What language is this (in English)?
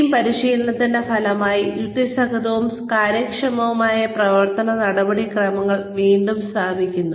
Malayalam